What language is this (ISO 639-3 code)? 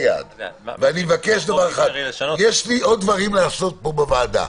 heb